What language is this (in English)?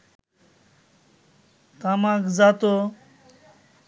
Bangla